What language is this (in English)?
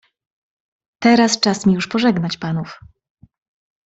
Polish